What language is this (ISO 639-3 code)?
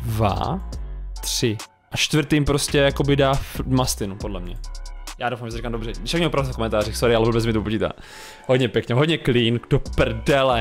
ces